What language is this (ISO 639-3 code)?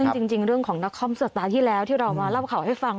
tha